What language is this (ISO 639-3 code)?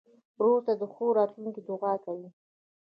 pus